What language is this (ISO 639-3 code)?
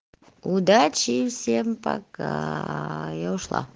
rus